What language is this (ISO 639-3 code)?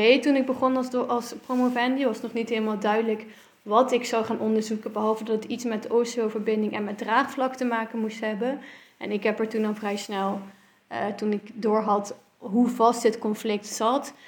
nld